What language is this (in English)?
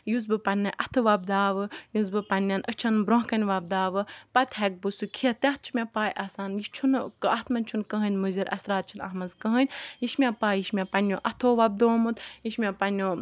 Kashmiri